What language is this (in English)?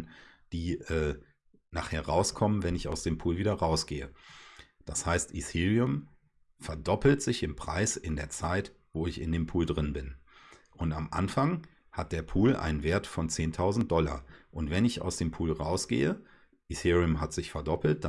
German